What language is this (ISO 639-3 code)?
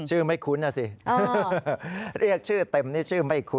tha